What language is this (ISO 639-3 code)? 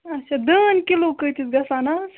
kas